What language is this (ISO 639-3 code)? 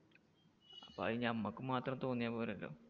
mal